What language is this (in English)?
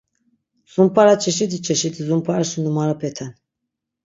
Laz